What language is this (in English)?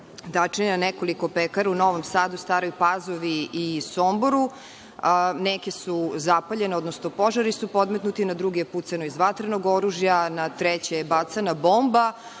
Serbian